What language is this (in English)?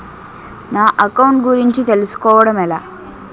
Telugu